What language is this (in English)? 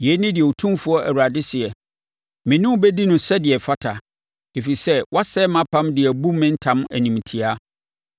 Akan